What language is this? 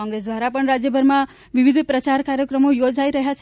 Gujarati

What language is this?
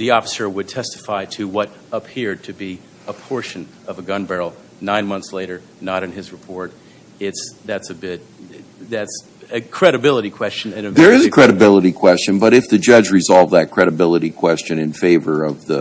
English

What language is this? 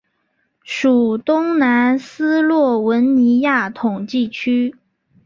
Chinese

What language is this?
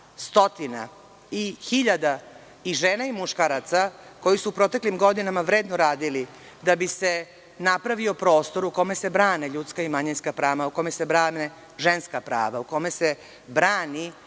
Serbian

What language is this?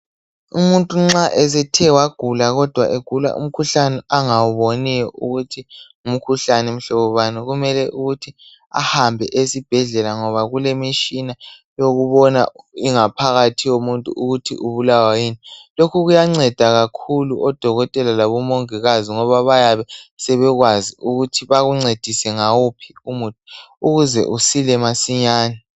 North Ndebele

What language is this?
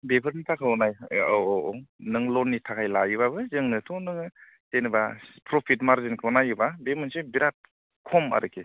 Bodo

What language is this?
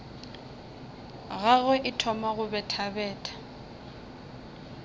Northern Sotho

